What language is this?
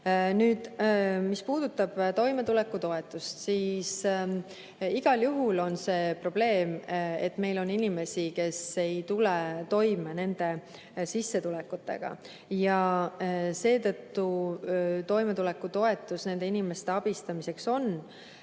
Estonian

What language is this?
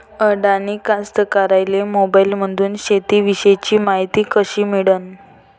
Marathi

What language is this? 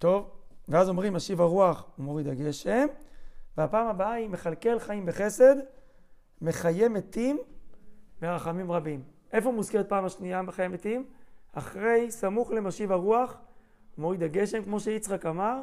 Hebrew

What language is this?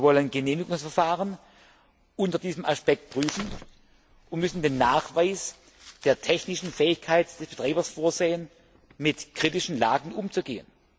German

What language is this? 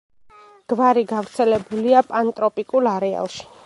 Georgian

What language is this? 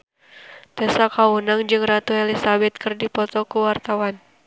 Sundanese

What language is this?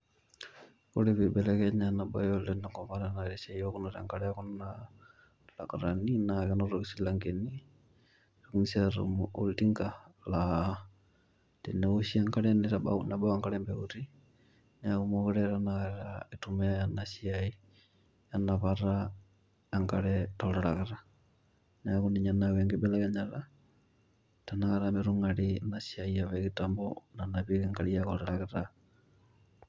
Masai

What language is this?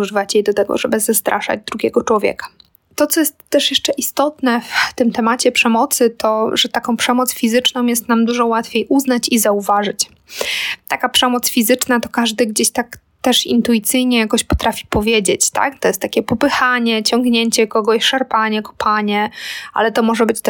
Polish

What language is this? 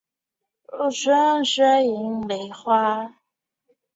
Chinese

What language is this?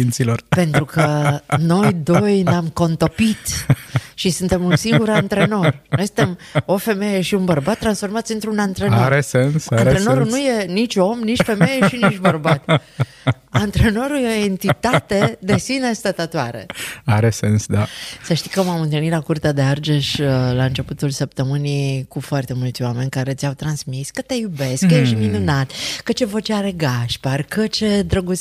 Romanian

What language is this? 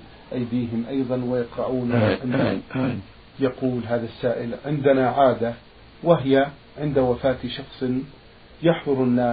Arabic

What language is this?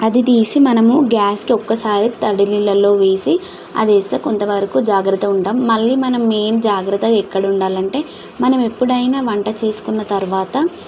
Telugu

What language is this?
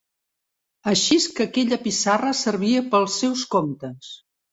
Catalan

